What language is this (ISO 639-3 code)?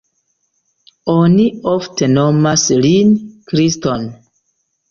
epo